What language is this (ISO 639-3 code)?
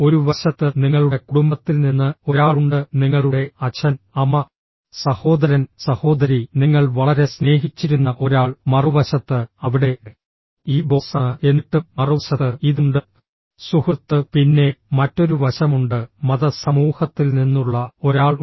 mal